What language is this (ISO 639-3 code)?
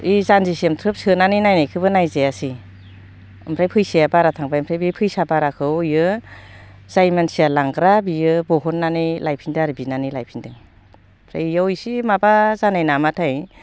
brx